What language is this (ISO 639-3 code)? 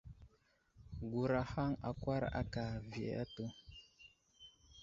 udl